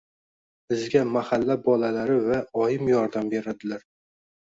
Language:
Uzbek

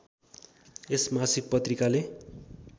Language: Nepali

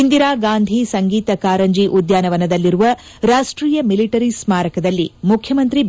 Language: Kannada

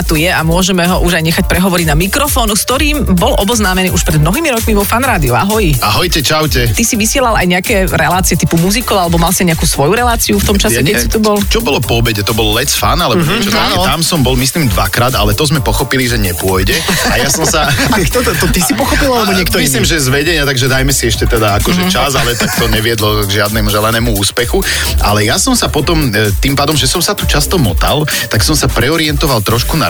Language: Slovak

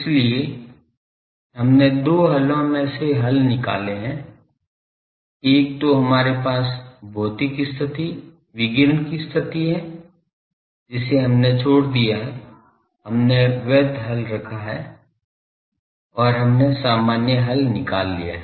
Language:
Hindi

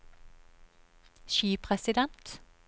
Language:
Norwegian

